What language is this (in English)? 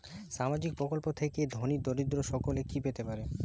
Bangla